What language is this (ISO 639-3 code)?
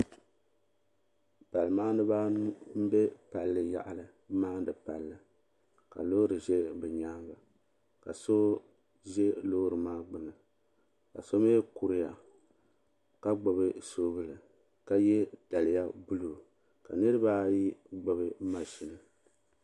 dag